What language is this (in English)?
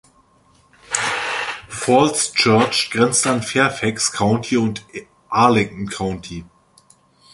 German